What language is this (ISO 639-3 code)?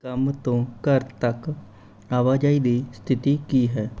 pan